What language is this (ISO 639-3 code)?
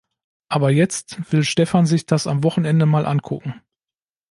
deu